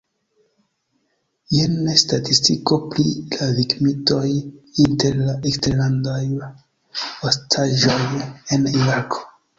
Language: Esperanto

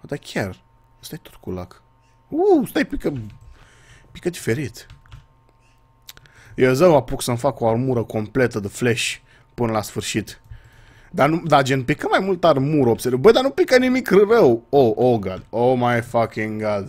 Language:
Romanian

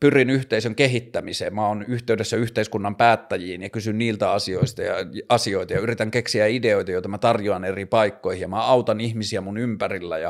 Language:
Finnish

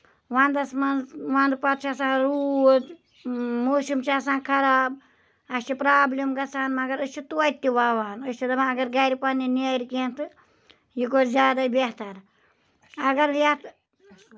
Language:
Kashmiri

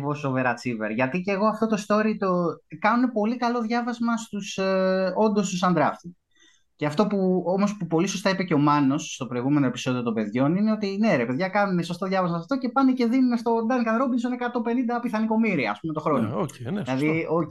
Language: Greek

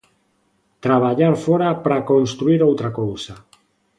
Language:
Galician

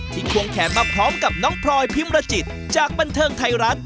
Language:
Thai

